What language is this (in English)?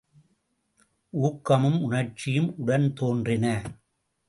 Tamil